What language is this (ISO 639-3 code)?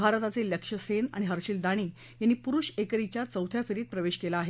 mar